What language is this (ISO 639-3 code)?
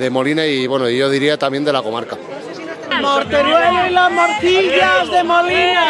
spa